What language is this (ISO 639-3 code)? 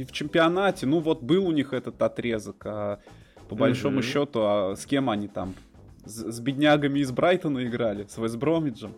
rus